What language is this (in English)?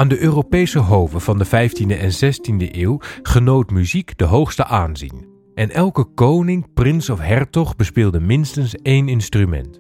Dutch